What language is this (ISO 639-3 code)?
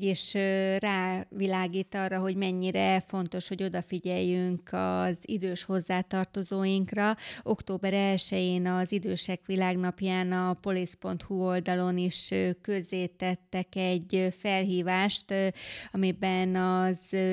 hun